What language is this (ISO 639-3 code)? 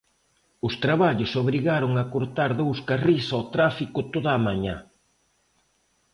glg